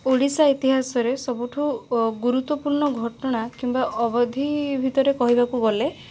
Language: Odia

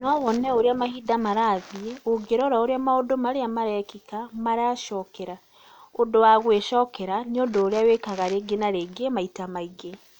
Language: Kikuyu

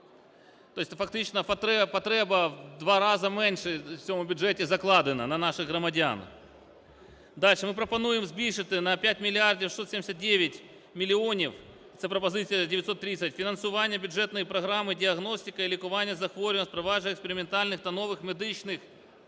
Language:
Ukrainian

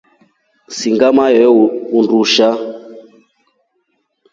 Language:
Rombo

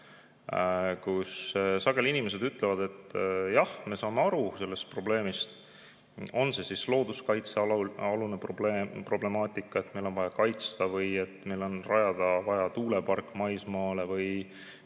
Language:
Estonian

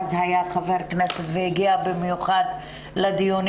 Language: Hebrew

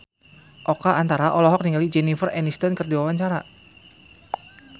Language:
Sundanese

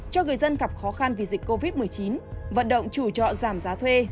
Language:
Vietnamese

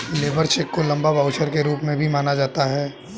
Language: Hindi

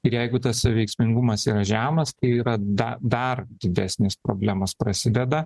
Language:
Lithuanian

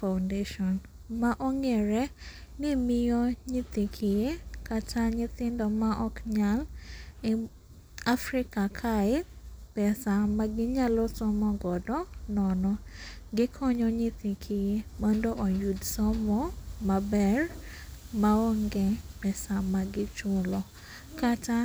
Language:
Luo (Kenya and Tanzania)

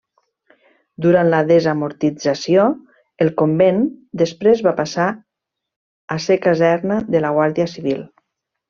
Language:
Catalan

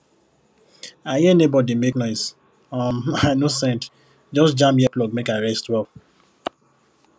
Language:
Nigerian Pidgin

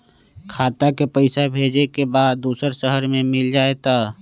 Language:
Magahi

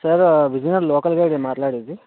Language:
Telugu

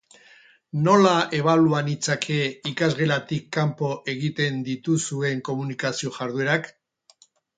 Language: Basque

